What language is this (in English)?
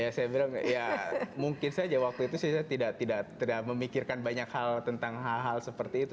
Indonesian